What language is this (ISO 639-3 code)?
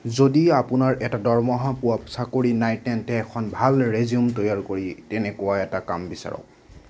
asm